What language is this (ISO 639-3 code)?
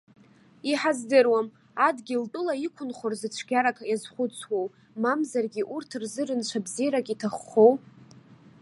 abk